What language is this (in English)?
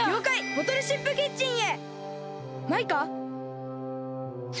Japanese